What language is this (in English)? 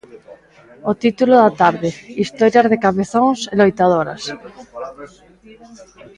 Galician